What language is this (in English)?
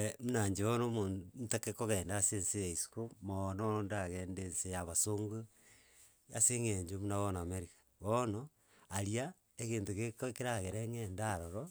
Gusii